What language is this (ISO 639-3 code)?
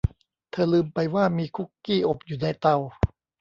tha